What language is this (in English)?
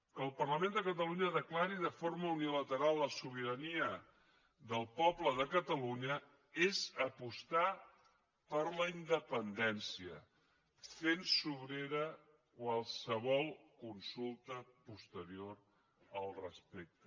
Catalan